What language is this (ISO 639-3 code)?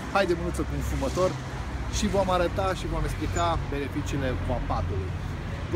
ron